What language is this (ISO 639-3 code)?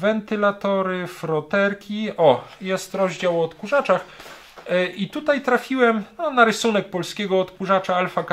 pol